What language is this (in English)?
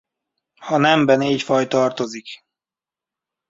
Hungarian